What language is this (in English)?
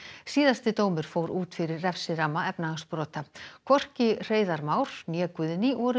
Icelandic